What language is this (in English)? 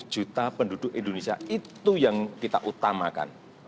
Indonesian